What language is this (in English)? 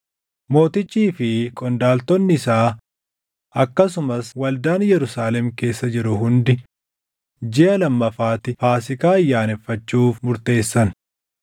Oromo